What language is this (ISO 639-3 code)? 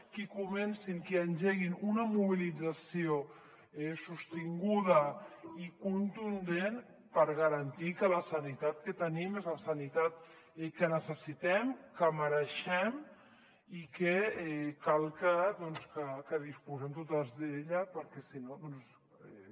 cat